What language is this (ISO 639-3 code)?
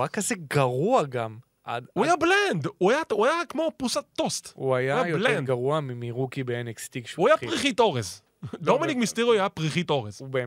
heb